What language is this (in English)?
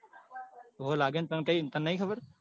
Gujarati